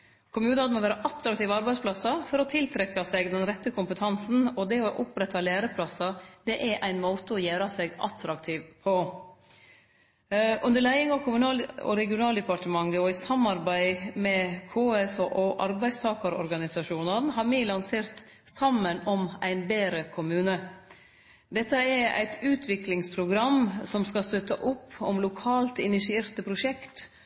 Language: Norwegian Nynorsk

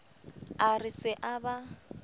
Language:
Southern Sotho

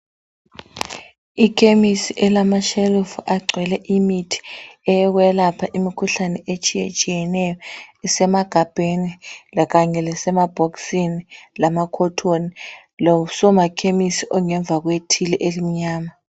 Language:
North Ndebele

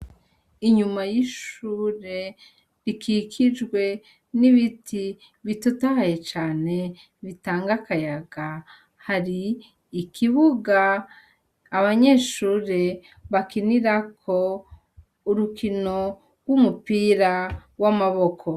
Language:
Rundi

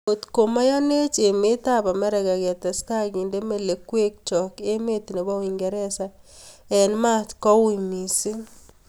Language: Kalenjin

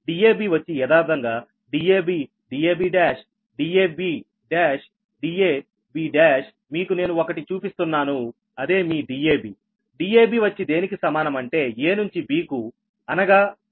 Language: Telugu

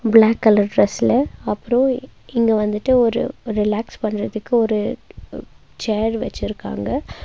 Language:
Tamil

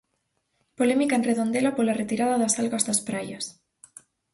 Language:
Galician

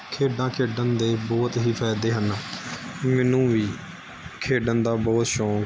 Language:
Punjabi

